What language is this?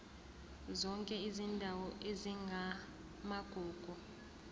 Zulu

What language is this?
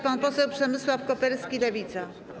Polish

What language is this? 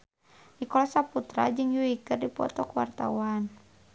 Sundanese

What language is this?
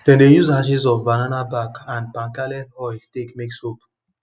Nigerian Pidgin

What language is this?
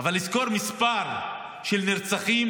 Hebrew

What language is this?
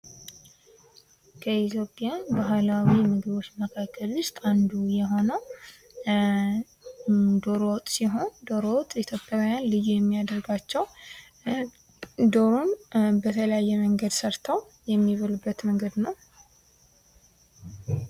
Amharic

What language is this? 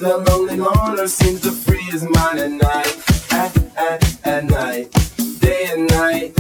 English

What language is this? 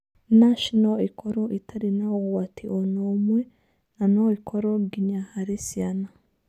Kikuyu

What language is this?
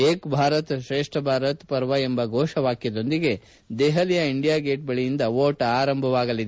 Kannada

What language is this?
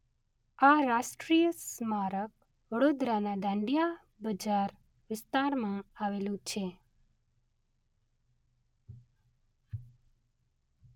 Gujarati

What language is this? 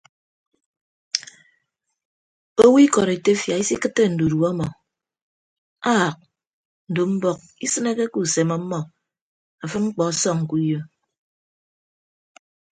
Ibibio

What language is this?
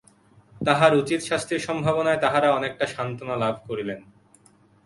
Bangla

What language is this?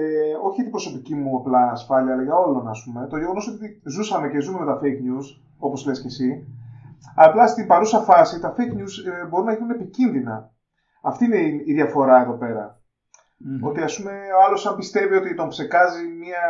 Greek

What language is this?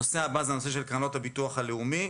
Hebrew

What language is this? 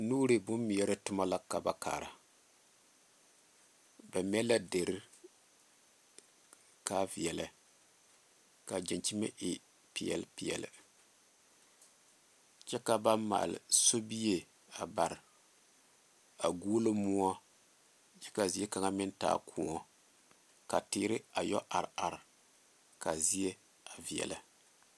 Southern Dagaare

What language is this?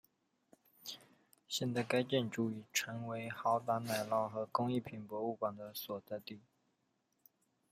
Chinese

